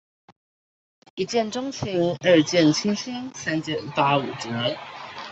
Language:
Chinese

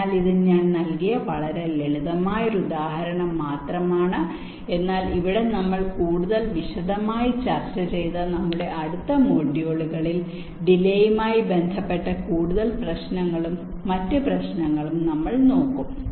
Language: Malayalam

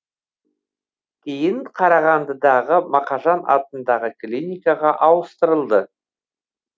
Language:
Kazakh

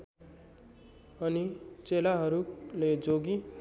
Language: Nepali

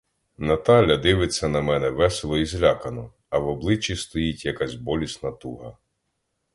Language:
Ukrainian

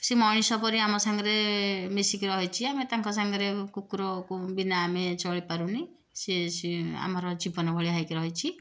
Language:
Odia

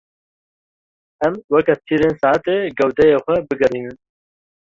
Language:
Kurdish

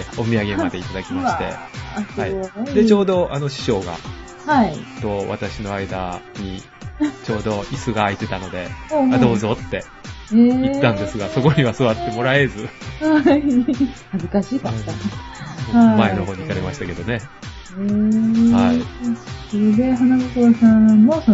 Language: Japanese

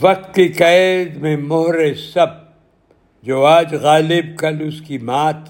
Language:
Urdu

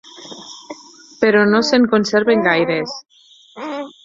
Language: Catalan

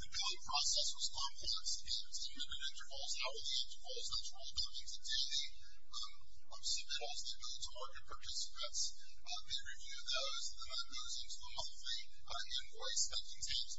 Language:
English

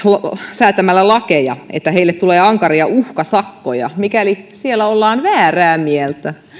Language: Finnish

